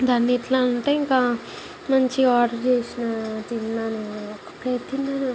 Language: Telugu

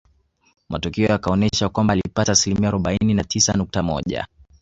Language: Swahili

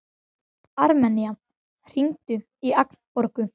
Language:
Icelandic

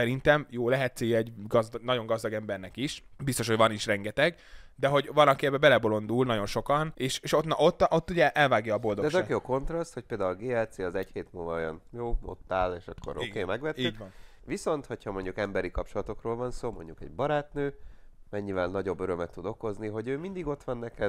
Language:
Hungarian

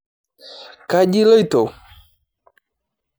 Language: Masai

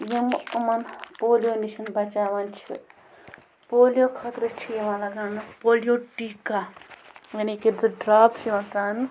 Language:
Kashmiri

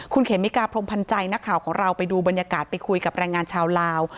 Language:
Thai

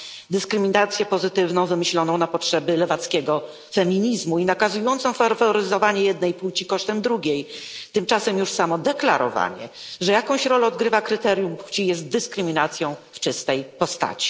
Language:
Polish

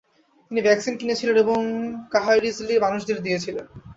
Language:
Bangla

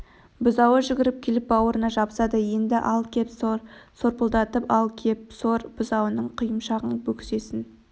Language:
Kazakh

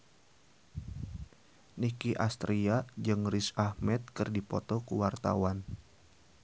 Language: Sundanese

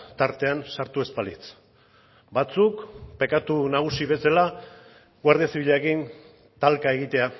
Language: Basque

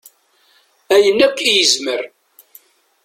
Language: Kabyle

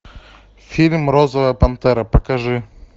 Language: Russian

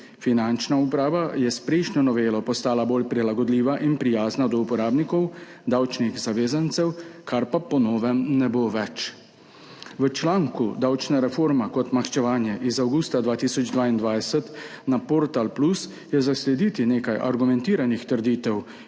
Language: Slovenian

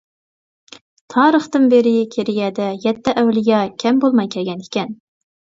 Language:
Uyghur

